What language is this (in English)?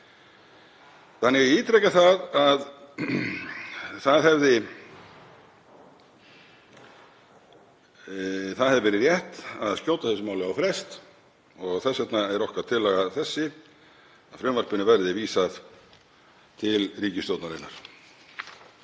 Icelandic